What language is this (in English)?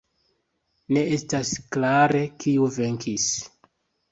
Esperanto